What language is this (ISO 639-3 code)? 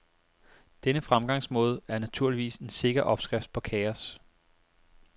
dan